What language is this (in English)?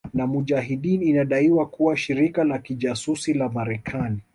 Swahili